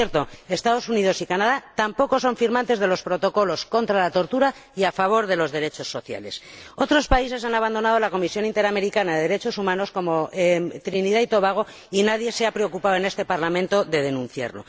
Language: Spanish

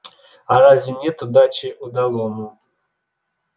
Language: Russian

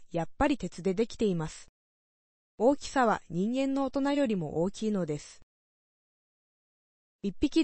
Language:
Japanese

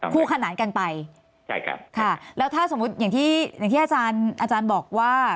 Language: Thai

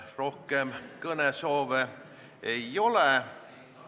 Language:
Estonian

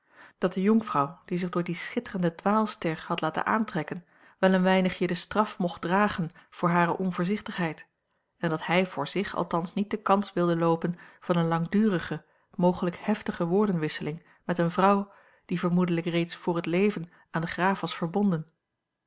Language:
Dutch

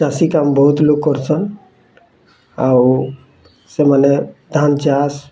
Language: Odia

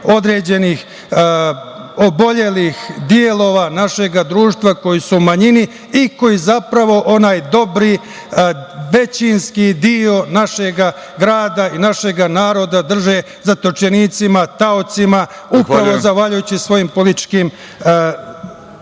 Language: Serbian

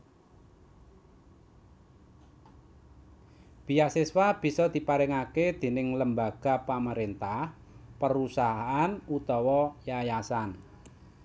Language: Javanese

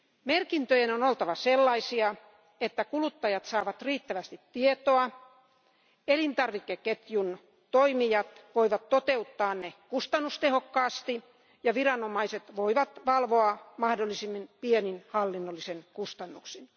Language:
Finnish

